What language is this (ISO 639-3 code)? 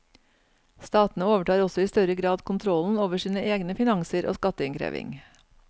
nor